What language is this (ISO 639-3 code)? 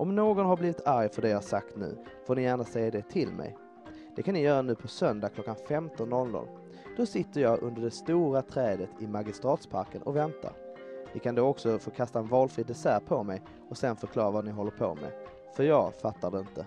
swe